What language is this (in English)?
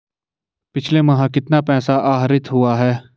Hindi